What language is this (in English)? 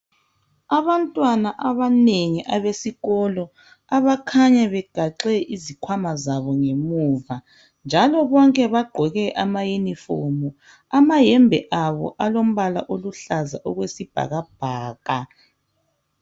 North Ndebele